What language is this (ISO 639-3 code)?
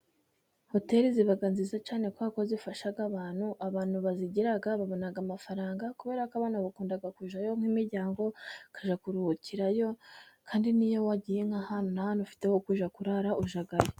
kin